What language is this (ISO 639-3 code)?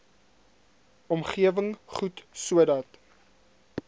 afr